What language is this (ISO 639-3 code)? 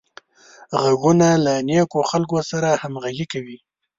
pus